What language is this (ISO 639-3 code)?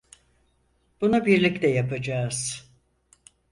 tur